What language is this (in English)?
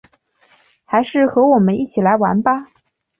Chinese